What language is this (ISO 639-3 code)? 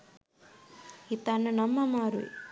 sin